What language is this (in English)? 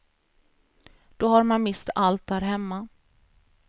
Swedish